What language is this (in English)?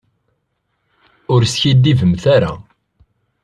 Kabyle